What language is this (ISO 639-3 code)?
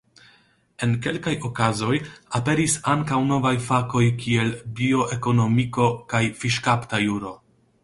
epo